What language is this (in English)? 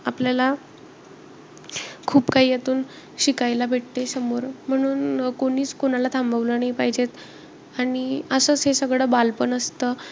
Marathi